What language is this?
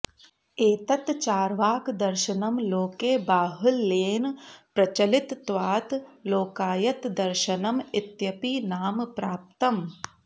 Sanskrit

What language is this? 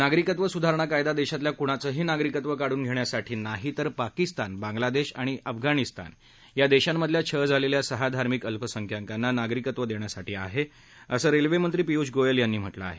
Marathi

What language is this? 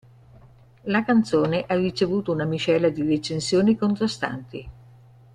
Italian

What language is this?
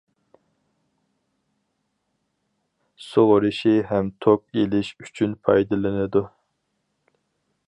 Uyghur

